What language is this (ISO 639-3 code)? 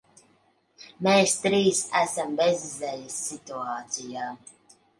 lav